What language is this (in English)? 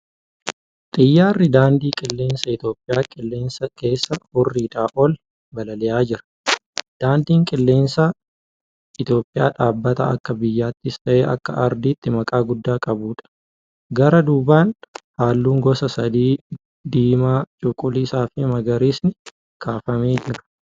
Oromo